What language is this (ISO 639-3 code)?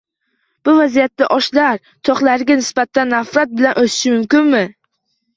uzb